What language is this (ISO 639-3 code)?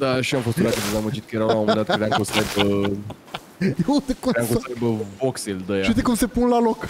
ron